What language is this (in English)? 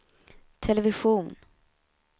Swedish